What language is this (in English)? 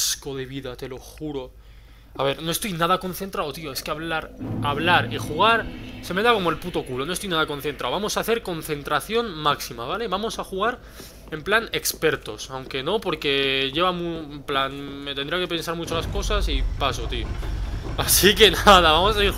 Spanish